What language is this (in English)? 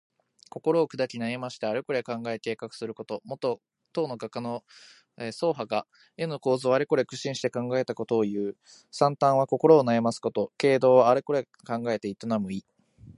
Japanese